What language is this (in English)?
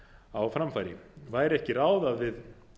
Icelandic